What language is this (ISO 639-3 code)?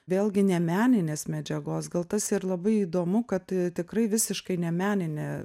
lit